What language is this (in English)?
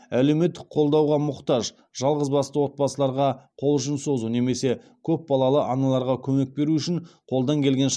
Kazakh